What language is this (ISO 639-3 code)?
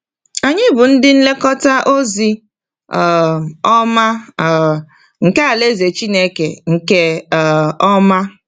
ibo